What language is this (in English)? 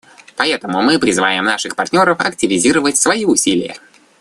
Russian